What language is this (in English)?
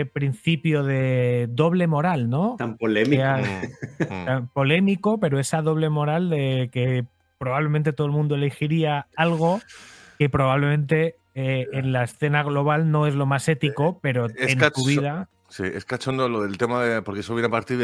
Spanish